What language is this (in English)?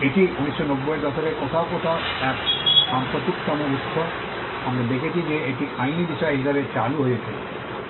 Bangla